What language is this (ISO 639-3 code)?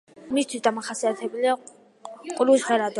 kat